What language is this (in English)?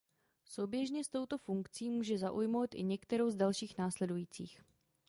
Czech